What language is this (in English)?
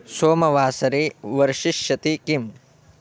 Sanskrit